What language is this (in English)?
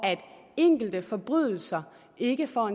Danish